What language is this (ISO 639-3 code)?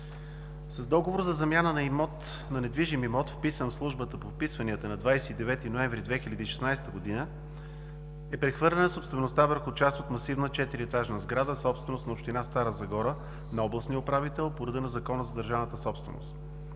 bul